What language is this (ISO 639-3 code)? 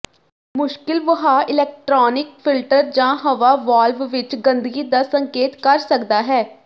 pan